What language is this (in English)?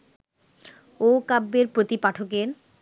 Bangla